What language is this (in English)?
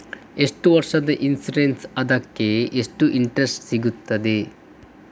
Kannada